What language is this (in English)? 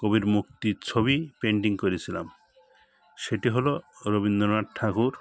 Bangla